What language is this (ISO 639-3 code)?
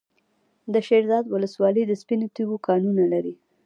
pus